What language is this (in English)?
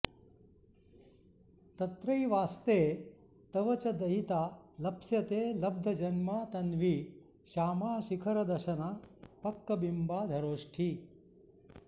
Sanskrit